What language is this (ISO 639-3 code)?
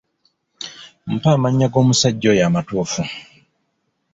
lug